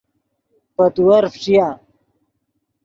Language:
Yidgha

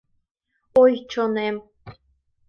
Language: Mari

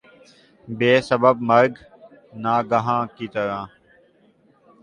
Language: Urdu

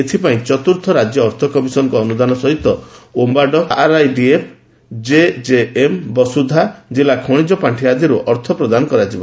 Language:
Odia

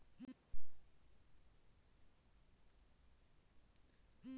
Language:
Bangla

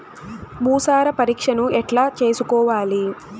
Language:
Telugu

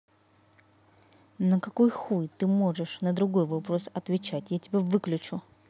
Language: Russian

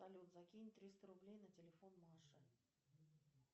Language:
Russian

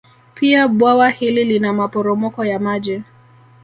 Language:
Swahili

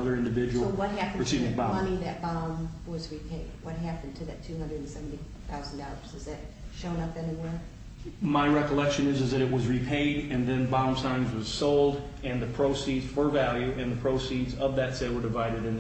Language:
English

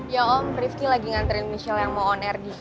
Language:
Indonesian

